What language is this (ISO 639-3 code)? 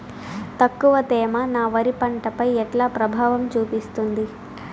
tel